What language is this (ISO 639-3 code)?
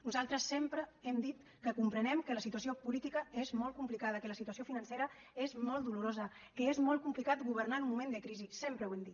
cat